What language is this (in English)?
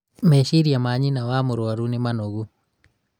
Kikuyu